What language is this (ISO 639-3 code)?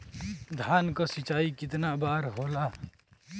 bho